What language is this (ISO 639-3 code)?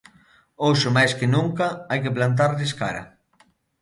glg